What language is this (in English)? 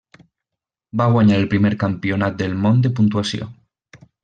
Catalan